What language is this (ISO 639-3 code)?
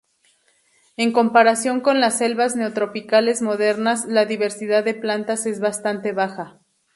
spa